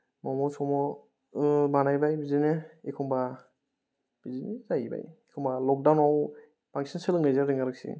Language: Bodo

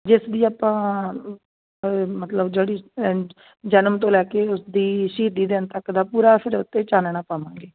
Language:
Punjabi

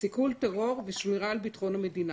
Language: Hebrew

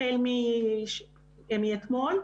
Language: Hebrew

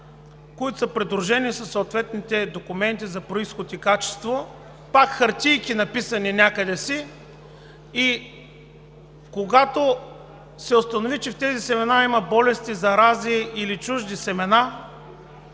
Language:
Bulgarian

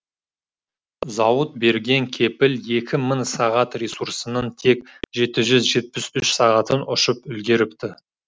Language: Kazakh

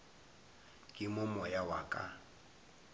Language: Northern Sotho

